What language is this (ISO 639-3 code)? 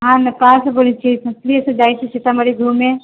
mai